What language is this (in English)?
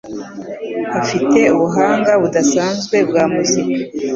Kinyarwanda